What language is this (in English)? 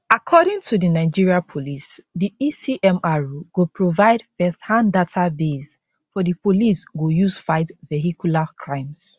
Nigerian Pidgin